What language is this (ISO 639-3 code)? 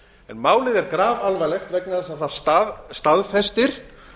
isl